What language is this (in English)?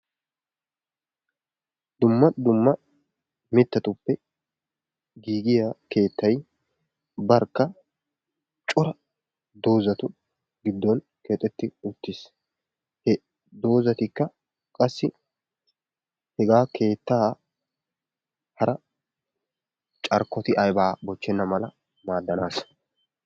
Wolaytta